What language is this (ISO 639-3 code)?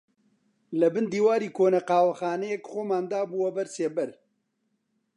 ckb